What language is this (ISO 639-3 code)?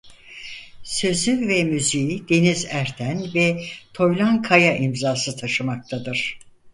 tur